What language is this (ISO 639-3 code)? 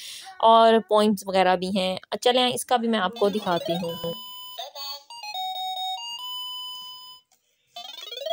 hin